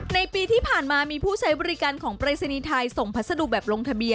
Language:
Thai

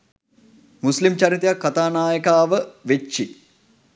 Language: Sinhala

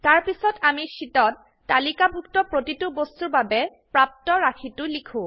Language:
Assamese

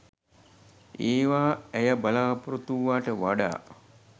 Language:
Sinhala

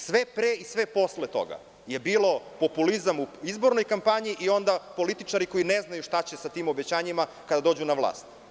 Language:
Serbian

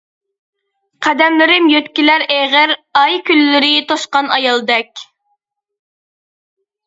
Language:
Uyghur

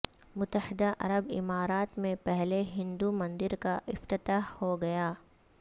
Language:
Urdu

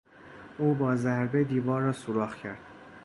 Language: Persian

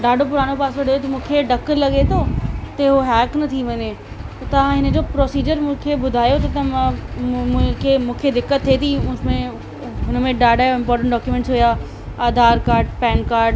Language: Sindhi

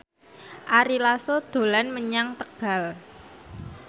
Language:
Javanese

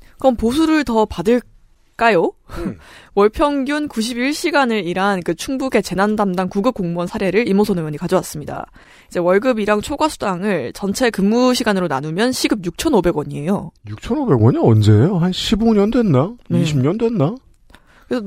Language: Korean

